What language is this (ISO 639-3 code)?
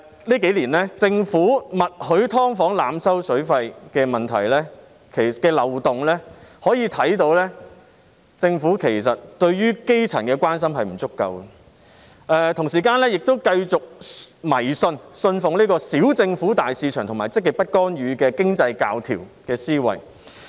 yue